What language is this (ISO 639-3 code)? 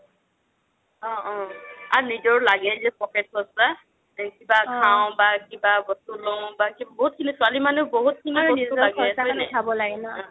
asm